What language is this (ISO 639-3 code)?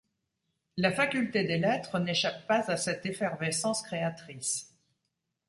fra